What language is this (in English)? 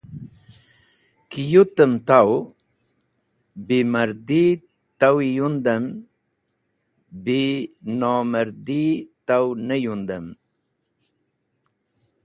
Wakhi